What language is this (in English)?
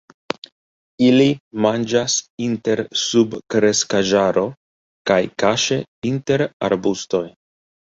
Esperanto